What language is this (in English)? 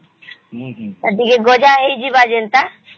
Odia